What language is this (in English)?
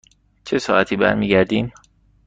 Persian